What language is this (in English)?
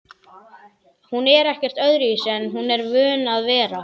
Icelandic